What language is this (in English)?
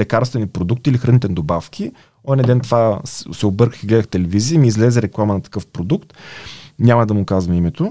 Bulgarian